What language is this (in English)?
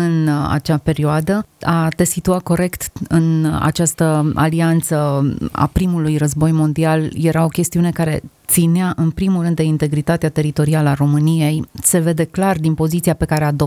Romanian